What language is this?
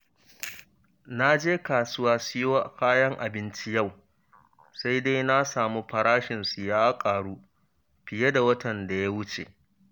Hausa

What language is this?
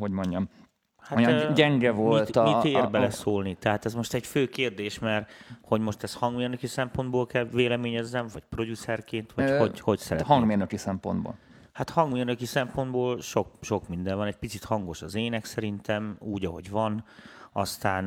Hungarian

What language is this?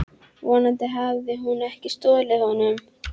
Icelandic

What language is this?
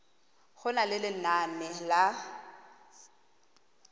Tswana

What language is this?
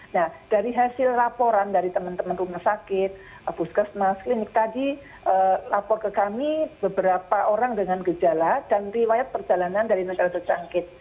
Indonesian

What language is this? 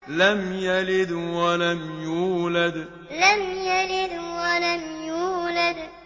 Arabic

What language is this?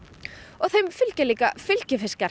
Icelandic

